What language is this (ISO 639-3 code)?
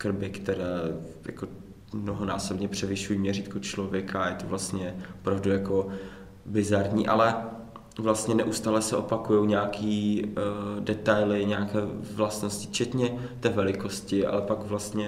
ces